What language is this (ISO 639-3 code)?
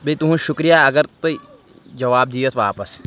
kas